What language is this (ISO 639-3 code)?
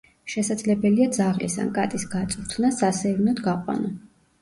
kat